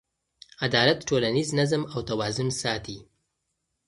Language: Pashto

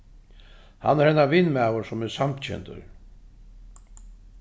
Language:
Faroese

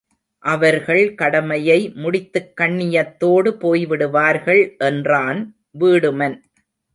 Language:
Tamil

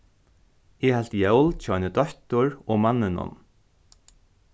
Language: Faroese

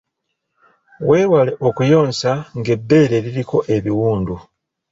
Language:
Ganda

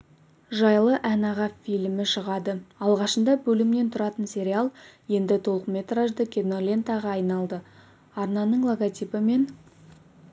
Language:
Kazakh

